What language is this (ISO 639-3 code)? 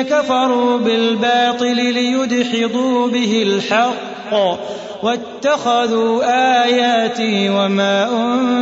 ara